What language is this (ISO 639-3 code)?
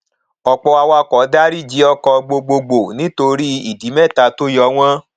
yor